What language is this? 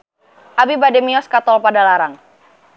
Sundanese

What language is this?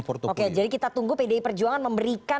Indonesian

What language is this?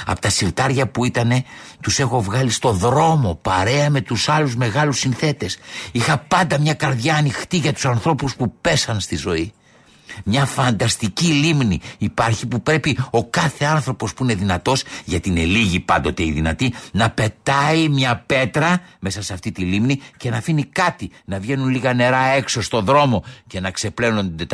Greek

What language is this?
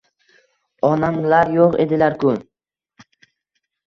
Uzbek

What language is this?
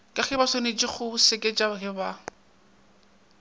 Northern Sotho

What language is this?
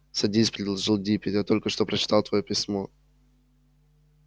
Russian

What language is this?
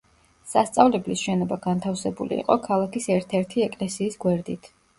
Georgian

